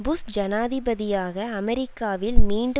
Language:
Tamil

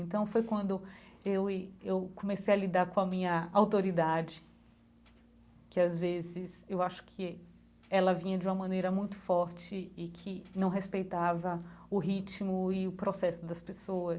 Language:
Portuguese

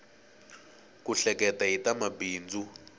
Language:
Tsonga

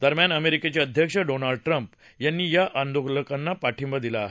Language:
Marathi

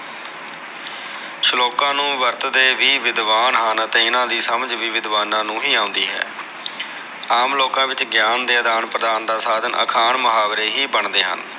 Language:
Punjabi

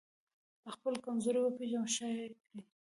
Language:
Pashto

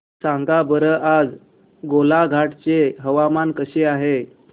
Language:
Marathi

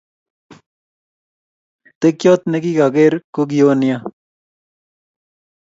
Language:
Kalenjin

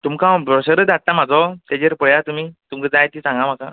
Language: Konkani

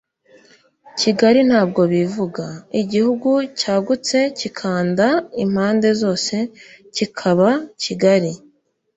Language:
Kinyarwanda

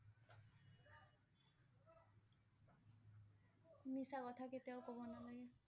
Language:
Assamese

